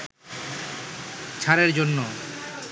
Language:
Bangla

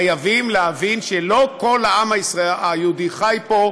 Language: Hebrew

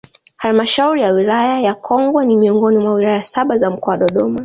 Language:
Swahili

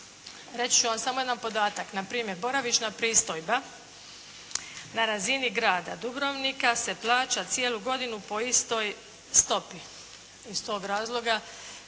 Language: Croatian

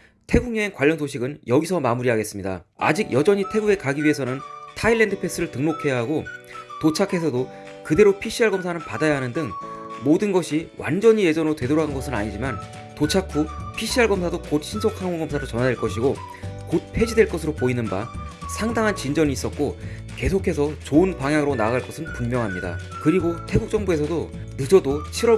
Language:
Korean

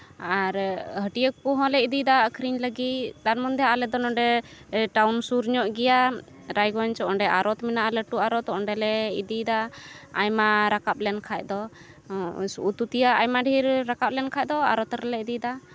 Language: Santali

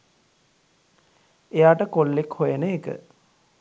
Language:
Sinhala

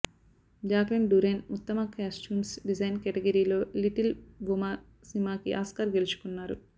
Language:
Telugu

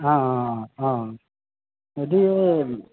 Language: Assamese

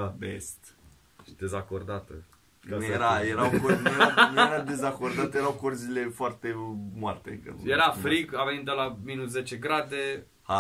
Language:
Romanian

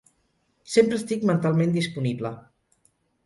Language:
Catalan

